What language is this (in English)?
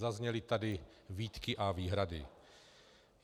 Czech